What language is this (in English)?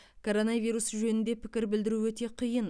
Kazakh